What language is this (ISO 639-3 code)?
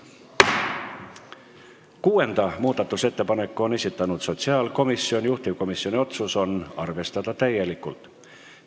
est